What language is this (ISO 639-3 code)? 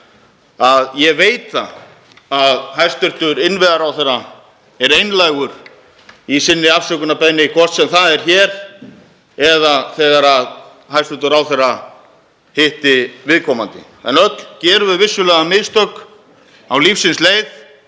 isl